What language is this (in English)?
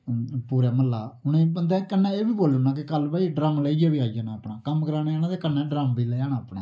Dogri